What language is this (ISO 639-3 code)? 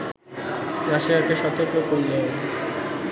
ben